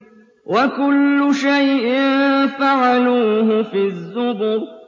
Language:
Arabic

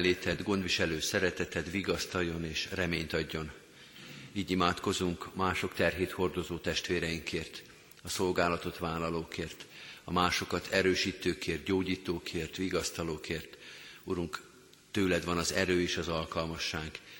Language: Hungarian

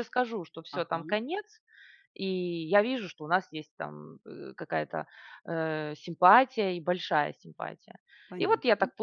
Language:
Russian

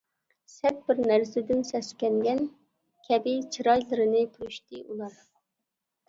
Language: Uyghur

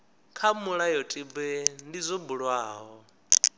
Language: Venda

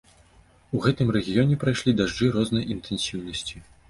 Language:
Belarusian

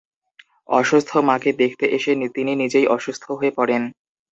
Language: Bangla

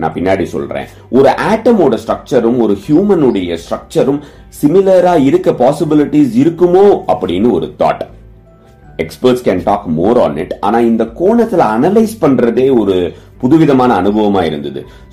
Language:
Tamil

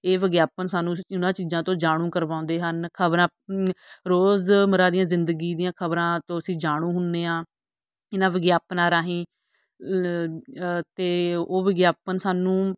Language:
Punjabi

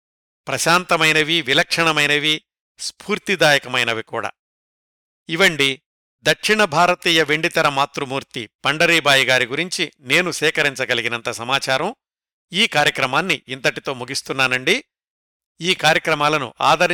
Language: Telugu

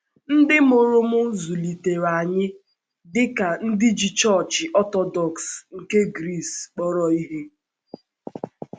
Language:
Igbo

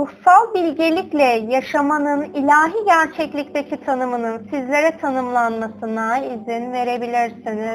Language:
Turkish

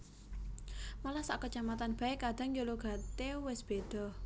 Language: Javanese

